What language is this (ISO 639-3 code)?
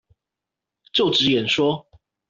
zho